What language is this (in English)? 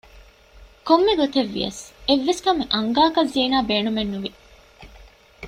Divehi